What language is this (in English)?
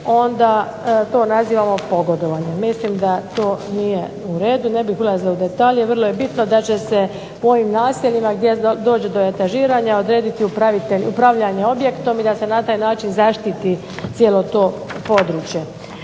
Croatian